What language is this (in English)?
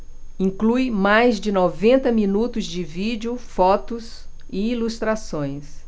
Portuguese